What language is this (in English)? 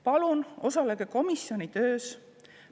Estonian